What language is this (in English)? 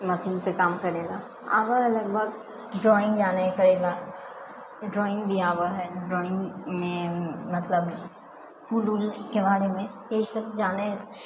Maithili